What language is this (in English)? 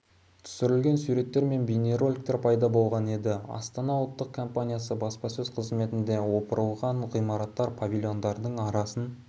Kazakh